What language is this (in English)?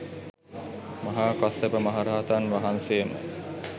Sinhala